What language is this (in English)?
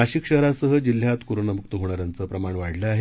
Marathi